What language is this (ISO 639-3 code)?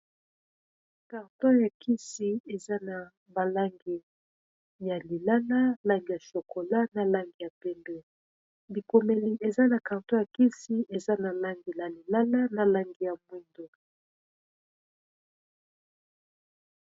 lin